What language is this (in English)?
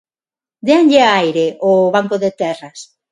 Galician